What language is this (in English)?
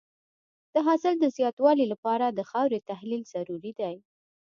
Pashto